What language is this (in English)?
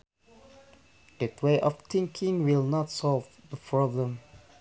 Sundanese